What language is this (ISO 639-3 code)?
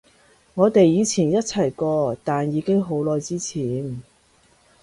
yue